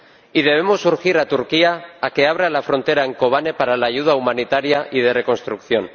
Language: Spanish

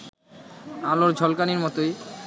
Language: Bangla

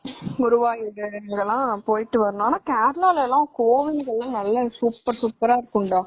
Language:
Tamil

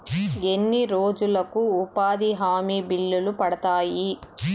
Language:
Telugu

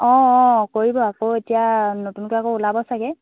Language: Assamese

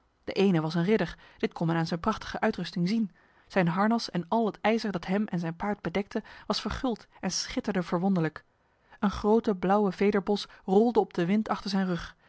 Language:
Dutch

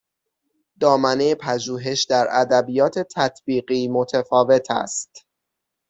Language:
Persian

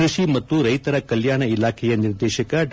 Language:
Kannada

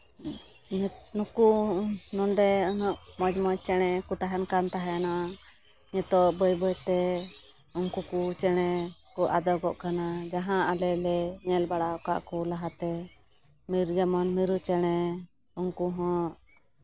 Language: Santali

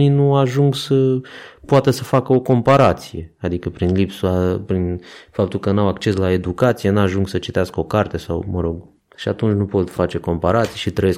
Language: Romanian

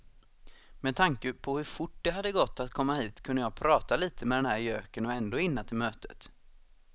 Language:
Swedish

